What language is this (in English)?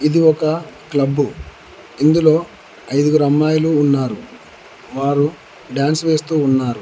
Telugu